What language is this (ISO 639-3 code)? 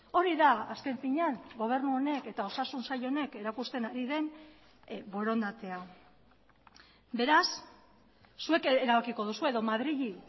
eus